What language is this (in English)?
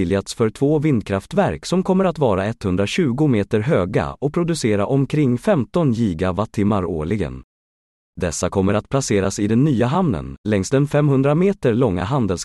Swedish